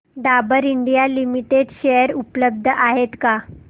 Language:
Marathi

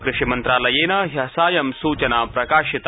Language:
Sanskrit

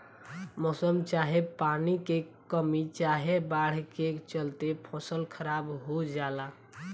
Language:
Bhojpuri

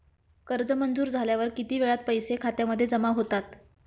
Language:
Marathi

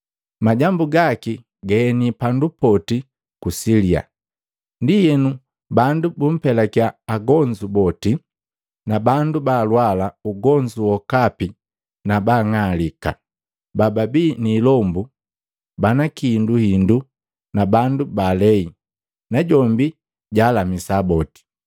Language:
Matengo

